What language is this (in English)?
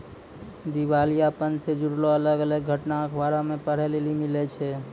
Maithili